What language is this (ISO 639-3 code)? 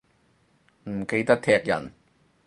yue